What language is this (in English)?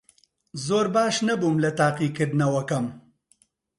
Central Kurdish